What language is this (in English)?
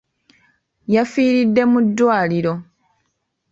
Ganda